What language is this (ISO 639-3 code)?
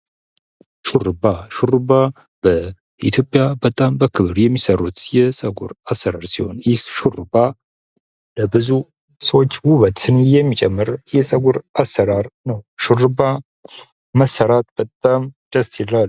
amh